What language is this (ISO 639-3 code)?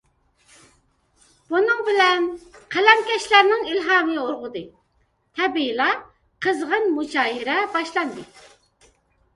uig